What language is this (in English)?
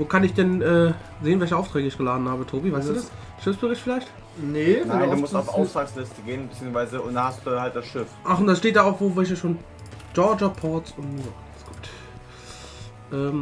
German